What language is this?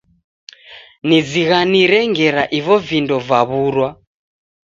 Taita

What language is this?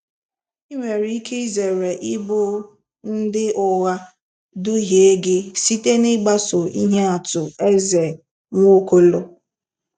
Igbo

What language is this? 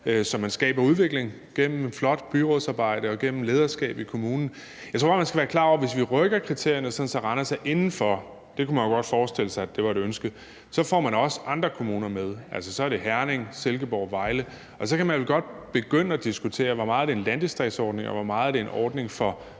Danish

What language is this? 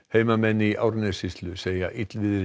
Icelandic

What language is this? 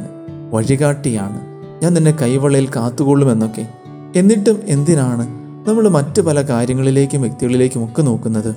Malayalam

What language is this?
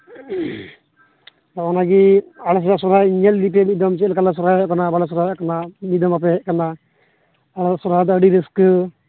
Santali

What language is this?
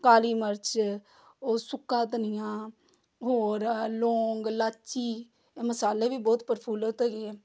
Punjabi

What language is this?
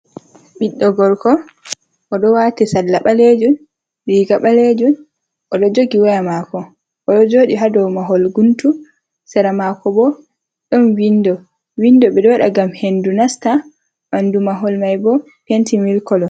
Fula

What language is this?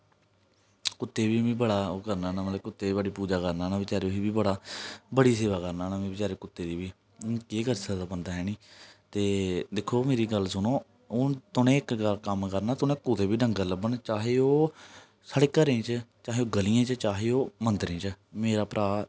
Dogri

